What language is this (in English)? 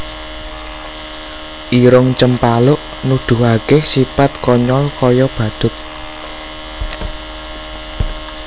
Javanese